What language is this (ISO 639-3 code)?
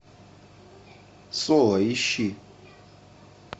rus